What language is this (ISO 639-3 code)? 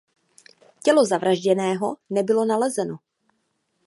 ces